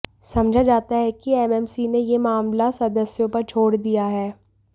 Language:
Hindi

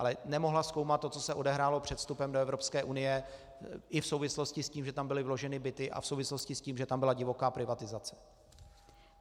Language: Czech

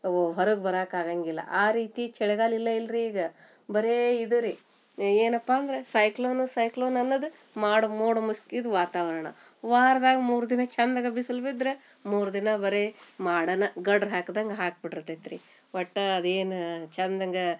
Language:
Kannada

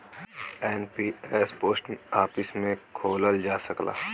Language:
Bhojpuri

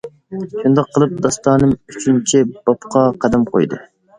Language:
Uyghur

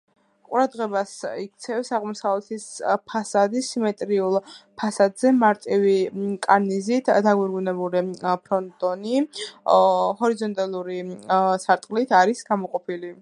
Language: Georgian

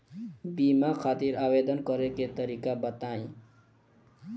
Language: Bhojpuri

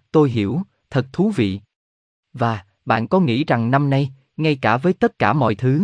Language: Vietnamese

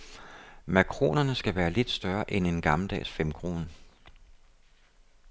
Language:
Danish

